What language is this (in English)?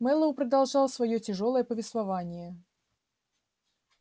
Russian